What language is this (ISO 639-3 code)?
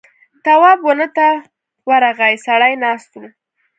pus